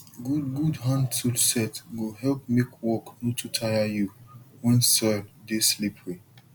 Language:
Nigerian Pidgin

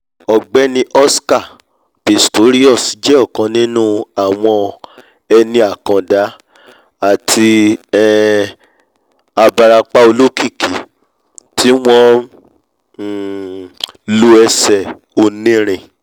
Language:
Yoruba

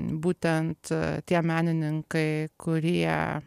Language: Lithuanian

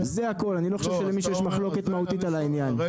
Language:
Hebrew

